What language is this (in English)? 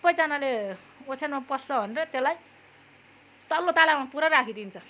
Nepali